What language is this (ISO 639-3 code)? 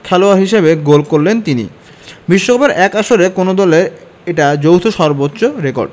ben